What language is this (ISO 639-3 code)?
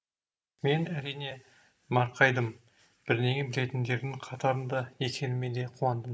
kaz